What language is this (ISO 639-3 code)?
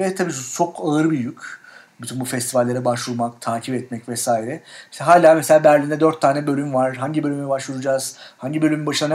tur